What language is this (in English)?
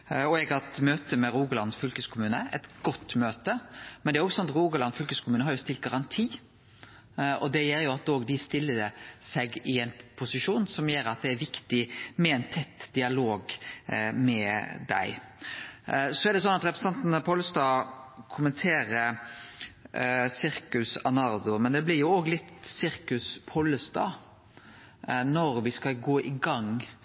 Norwegian Nynorsk